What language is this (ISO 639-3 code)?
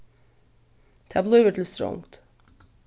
fao